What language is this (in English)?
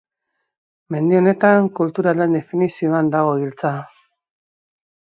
Basque